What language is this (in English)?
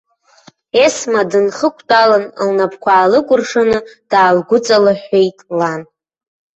Abkhazian